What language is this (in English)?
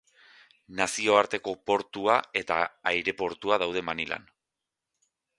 Basque